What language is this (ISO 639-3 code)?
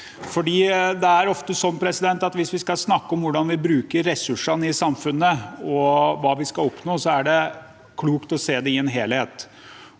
nor